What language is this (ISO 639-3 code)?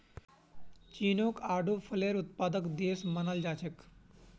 mag